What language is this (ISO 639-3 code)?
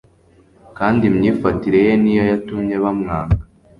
kin